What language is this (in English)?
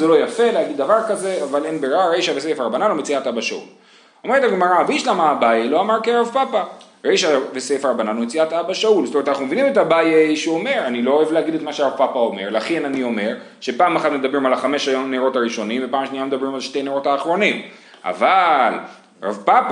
Hebrew